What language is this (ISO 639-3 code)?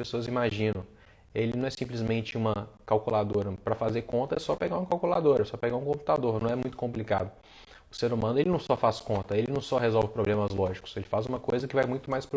por